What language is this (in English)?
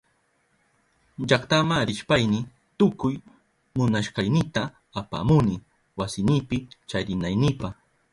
Southern Pastaza Quechua